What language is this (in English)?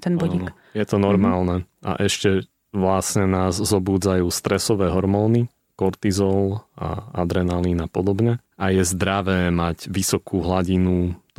Slovak